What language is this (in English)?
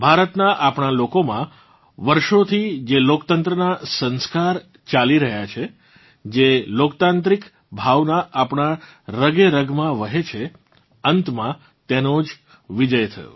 Gujarati